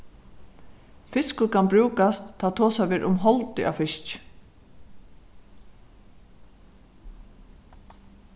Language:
Faroese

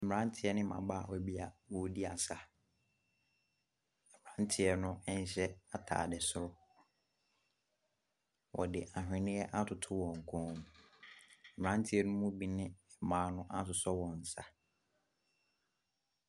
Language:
Akan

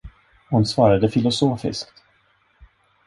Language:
Swedish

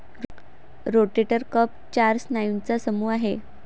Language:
Marathi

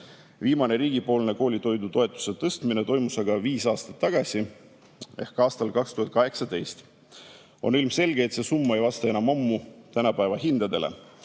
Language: Estonian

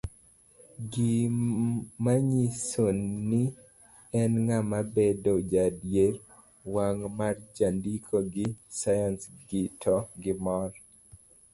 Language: Luo (Kenya and Tanzania)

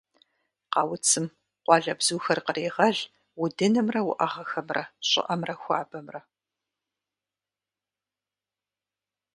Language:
Kabardian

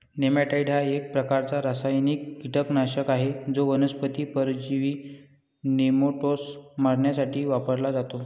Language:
Marathi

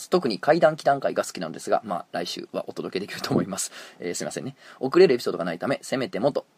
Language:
Japanese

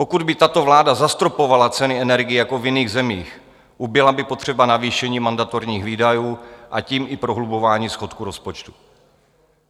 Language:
Czech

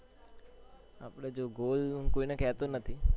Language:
Gujarati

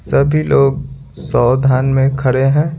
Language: Hindi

